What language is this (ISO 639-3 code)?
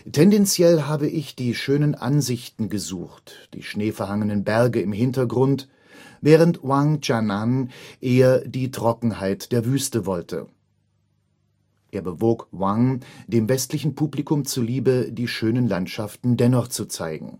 deu